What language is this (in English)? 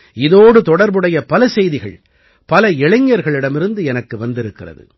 Tamil